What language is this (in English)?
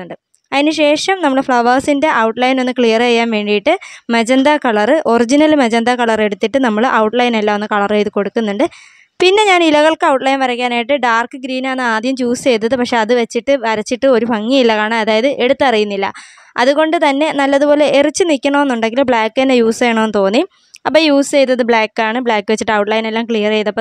Arabic